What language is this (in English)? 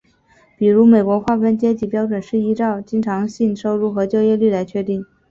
Chinese